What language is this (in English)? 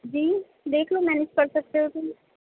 Urdu